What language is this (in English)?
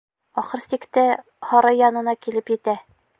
Bashkir